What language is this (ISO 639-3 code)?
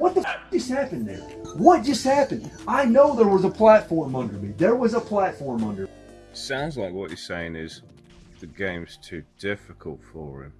eng